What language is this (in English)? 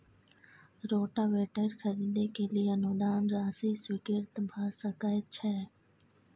Maithili